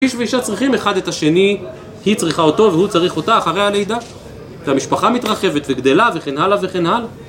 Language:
Hebrew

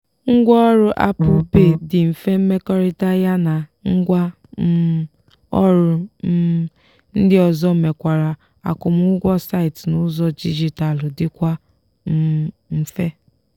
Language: Igbo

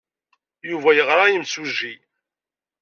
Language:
Kabyle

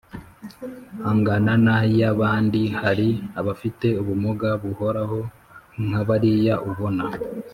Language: Kinyarwanda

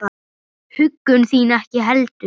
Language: Icelandic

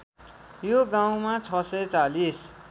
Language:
Nepali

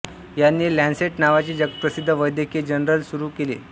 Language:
Marathi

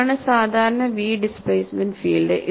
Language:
Malayalam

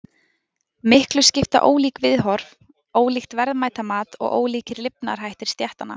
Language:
Icelandic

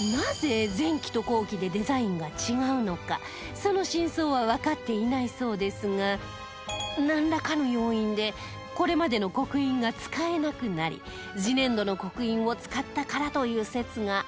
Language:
Japanese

